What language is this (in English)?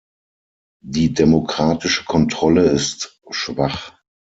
German